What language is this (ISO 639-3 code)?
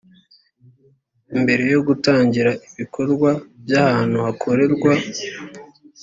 kin